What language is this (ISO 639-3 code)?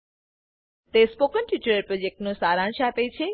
guj